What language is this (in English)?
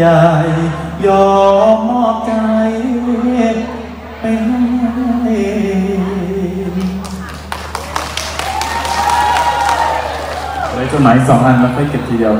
Thai